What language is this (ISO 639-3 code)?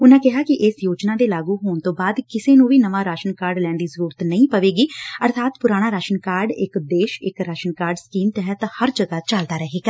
pan